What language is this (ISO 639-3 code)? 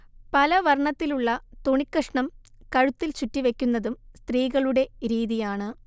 mal